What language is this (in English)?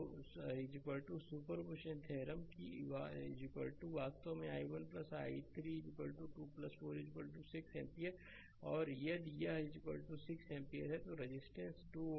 Hindi